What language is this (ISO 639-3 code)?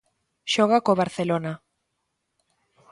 glg